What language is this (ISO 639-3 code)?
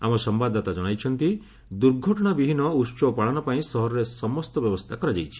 ori